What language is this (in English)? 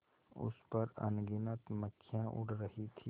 Hindi